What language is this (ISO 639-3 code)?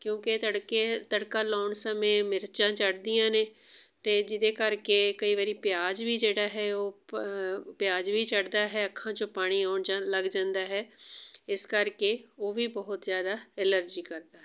pan